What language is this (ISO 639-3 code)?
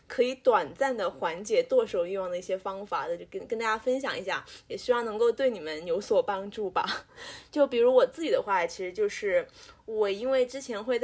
zho